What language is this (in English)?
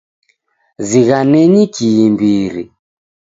Taita